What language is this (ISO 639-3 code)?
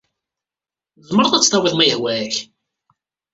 kab